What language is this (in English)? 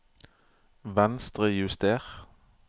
Norwegian